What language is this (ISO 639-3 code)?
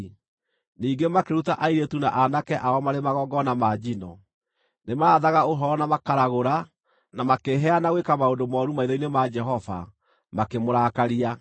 kik